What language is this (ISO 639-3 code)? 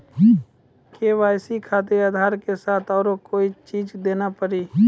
mai